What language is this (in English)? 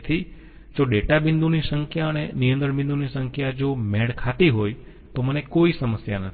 Gujarati